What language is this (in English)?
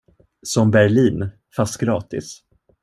Swedish